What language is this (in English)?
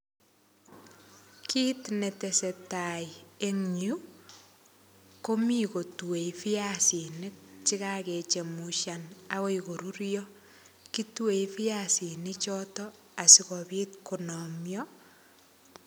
Kalenjin